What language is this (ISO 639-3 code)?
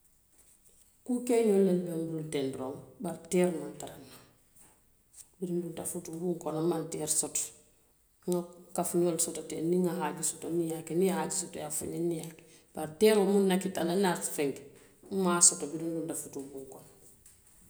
mlq